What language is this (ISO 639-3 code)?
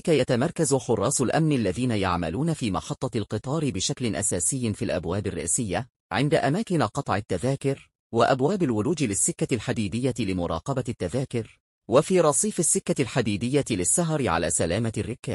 ara